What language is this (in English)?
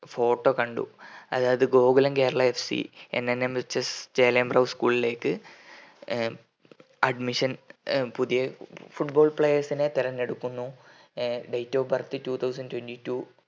Malayalam